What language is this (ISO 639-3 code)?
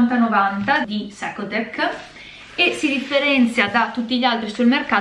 ita